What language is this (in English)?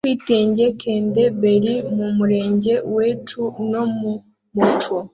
Kinyarwanda